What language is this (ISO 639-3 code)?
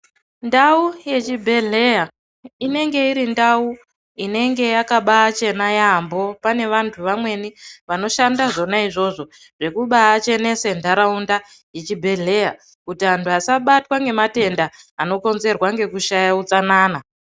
ndc